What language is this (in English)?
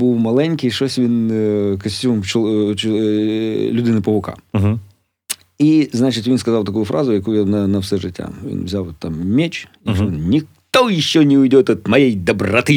Ukrainian